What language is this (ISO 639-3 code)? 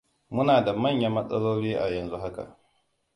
hau